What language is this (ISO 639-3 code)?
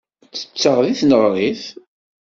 kab